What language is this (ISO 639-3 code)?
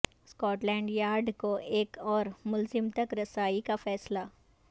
urd